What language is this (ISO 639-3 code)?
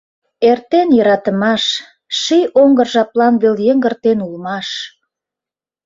chm